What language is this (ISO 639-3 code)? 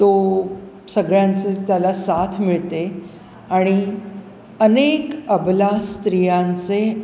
mar